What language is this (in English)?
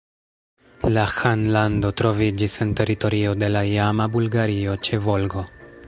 Esperanto